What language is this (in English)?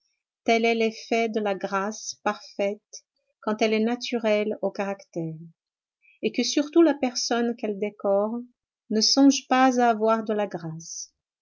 French